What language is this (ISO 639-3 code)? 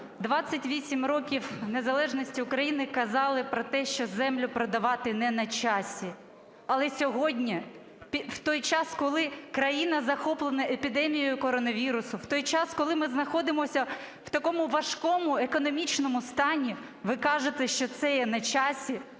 ukr